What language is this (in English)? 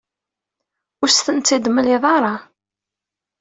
Kabyle